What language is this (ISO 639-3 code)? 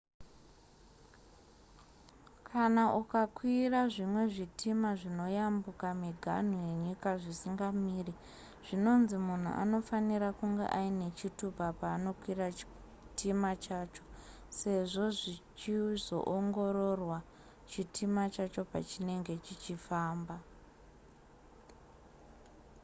sna